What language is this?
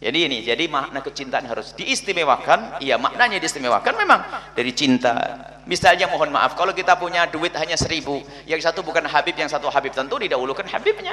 Indonesian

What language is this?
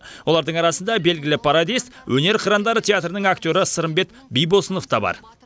Kazakh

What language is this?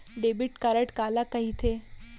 Chhattisgarhi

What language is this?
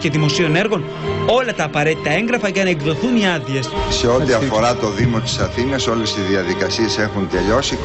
Greek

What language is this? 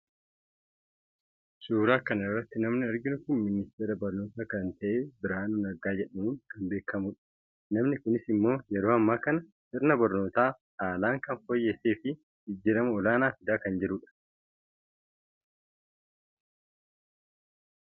Oromo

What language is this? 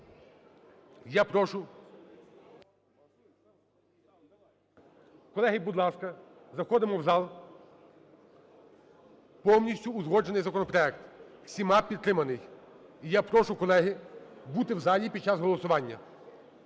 Ukrainian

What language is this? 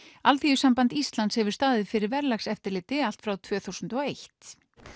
Icelandic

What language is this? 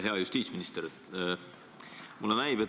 Estonian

